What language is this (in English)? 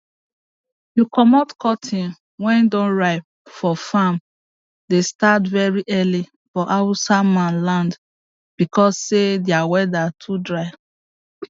Nigerian Pidgin